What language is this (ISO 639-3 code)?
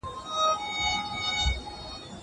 pus